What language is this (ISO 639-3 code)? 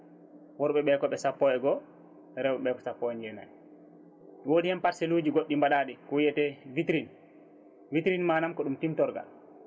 ful